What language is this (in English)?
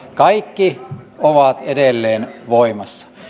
Finnish